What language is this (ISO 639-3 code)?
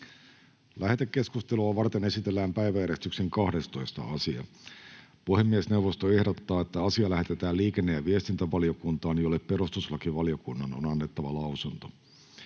fin